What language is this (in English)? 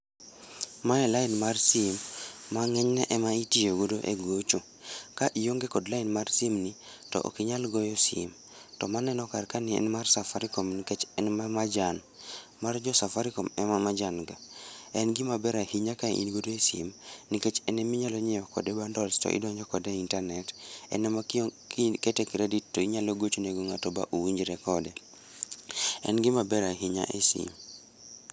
Luo (Kenya and Tanzania)